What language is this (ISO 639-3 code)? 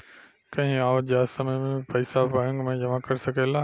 bho